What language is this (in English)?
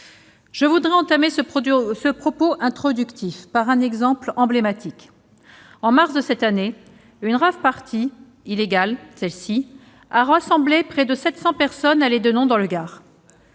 French